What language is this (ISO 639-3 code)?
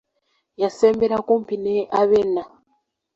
lug